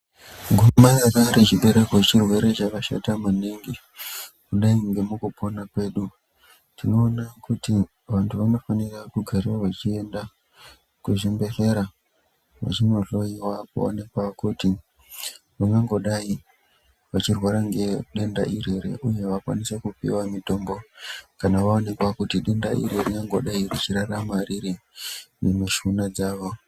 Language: Ndau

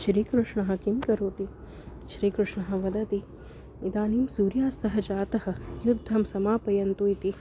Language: Sanskrit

